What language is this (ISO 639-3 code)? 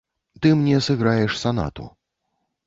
bel